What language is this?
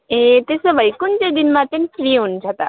Nepali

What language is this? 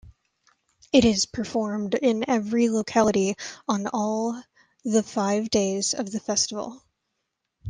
English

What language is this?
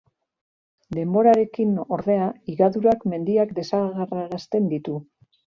Basque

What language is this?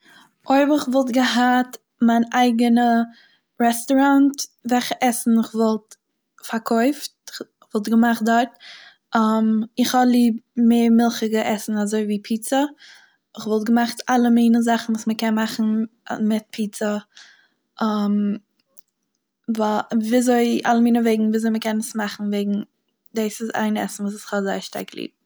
Yiddish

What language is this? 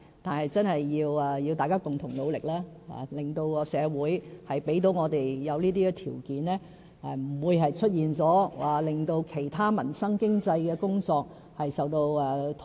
Cantonese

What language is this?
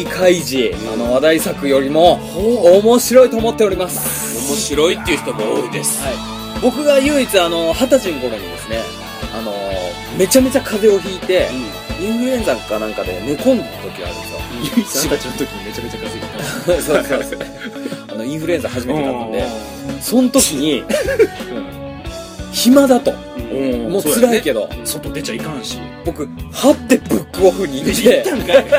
Japanese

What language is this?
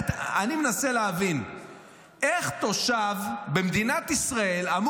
Hebrew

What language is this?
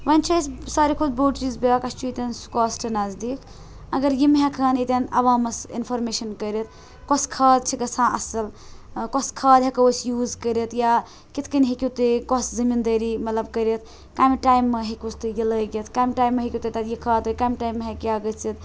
Kashmiri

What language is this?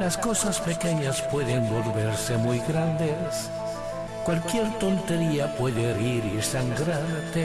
Spanish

